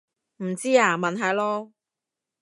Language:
Cantonese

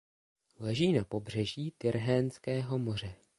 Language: Czech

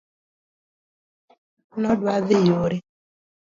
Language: Luo (Kenya and Tanzania)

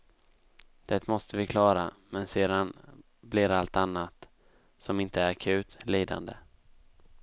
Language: Swedish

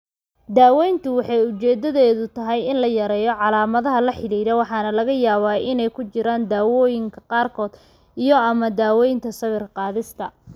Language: Somali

